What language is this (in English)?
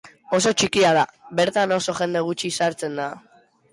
Basque